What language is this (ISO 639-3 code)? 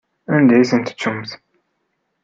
kab